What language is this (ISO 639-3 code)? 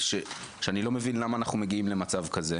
heb